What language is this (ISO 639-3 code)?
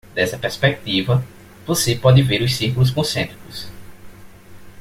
por